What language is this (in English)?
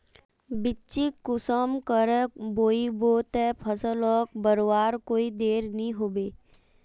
Magahi